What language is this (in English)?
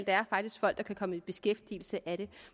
Danish